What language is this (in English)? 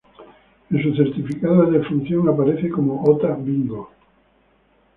Spanish